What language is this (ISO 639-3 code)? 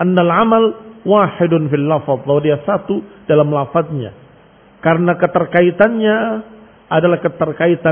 ind